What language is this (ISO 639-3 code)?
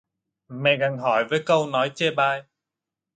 vie